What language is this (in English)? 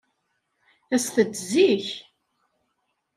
Kabyle